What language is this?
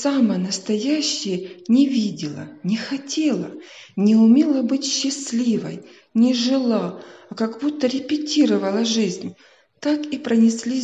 Russian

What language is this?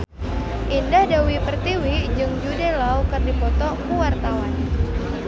Sundanese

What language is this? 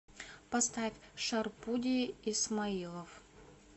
Russian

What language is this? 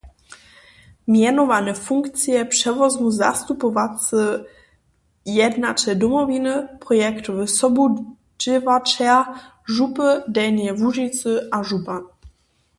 Upper Sorbian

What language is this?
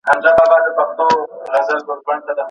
Pashto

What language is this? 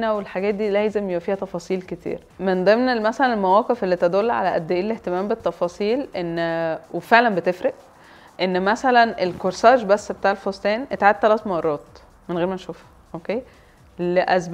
Arabic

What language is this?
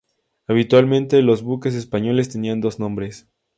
Spanish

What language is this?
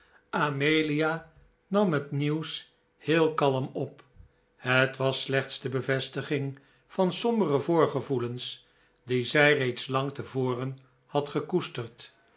Dutch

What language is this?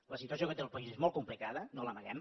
Catalan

